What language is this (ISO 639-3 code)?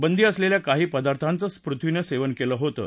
mar